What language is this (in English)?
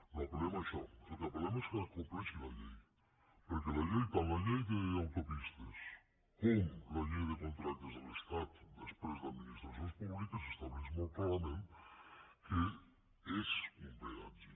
Catalan